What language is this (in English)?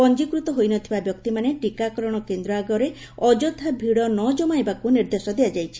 Odia